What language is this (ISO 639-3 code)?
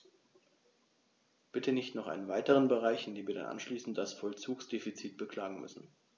deu